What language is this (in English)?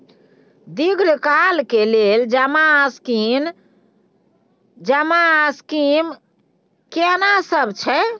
Maithili